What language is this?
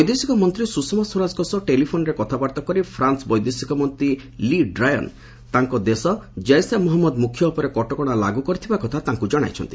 Odia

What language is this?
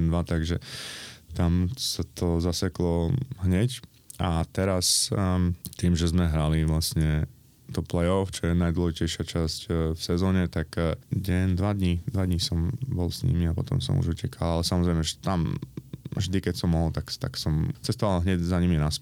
Slovak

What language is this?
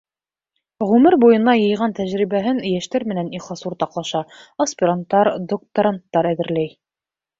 Bashkir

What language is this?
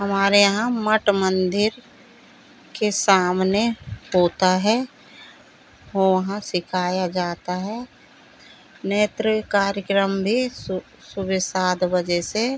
Hindi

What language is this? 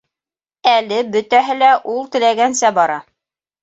Bashkir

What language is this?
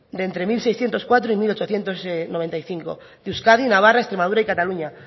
Spanish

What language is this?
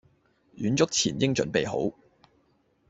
Cantonese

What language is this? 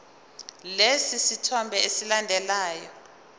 Zulu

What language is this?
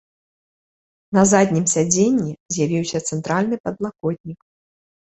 Belarusian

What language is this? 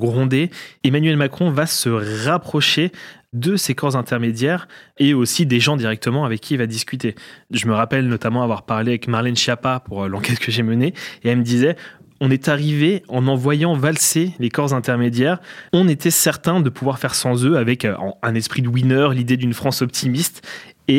French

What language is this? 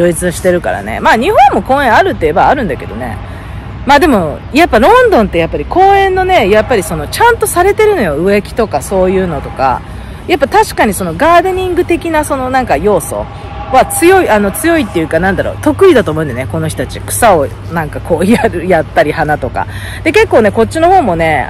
Japanese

